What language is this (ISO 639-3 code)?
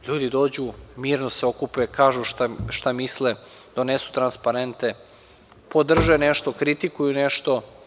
srp